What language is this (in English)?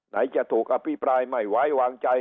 Thai